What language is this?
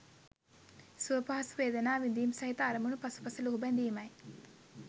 Sinhala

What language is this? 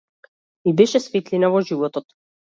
Macedonian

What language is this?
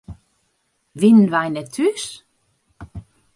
Western Frisian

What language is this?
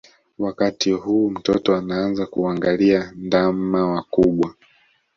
Swahili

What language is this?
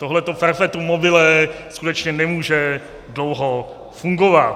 Czech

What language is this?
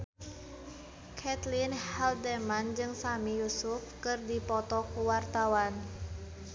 Sundanese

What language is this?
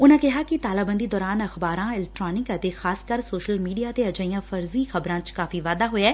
Punjabi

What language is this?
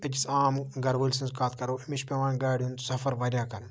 Kashmiri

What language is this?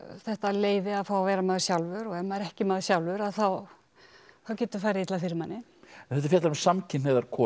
Icelandic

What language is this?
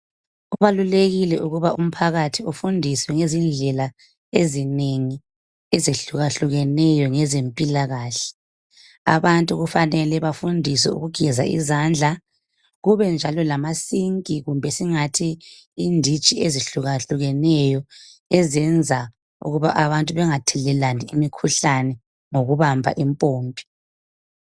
North Ndebele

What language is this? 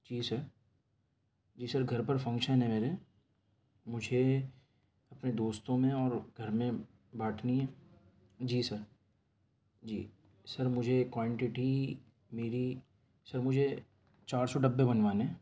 Urdu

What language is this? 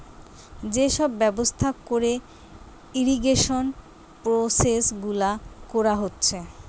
Bangla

